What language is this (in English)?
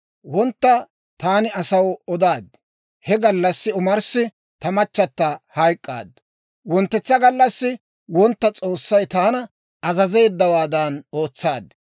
Dawro